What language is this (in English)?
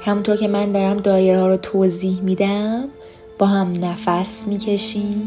Persian